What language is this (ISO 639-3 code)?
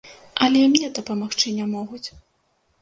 bel